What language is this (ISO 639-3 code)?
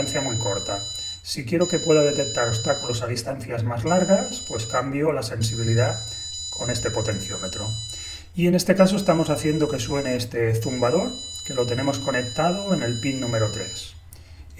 spa